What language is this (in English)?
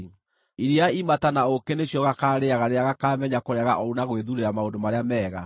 Kikuyu